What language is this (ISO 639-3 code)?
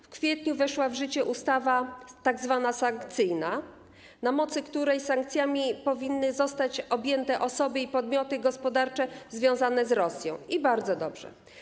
pol